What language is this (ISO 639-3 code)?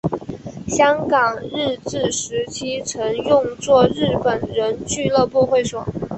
zho